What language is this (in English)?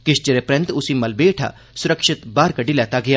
Dogri